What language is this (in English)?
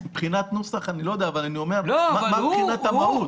Hebrew